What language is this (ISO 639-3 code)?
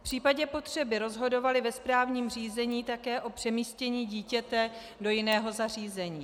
ces